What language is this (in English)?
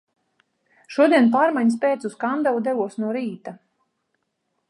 Latvian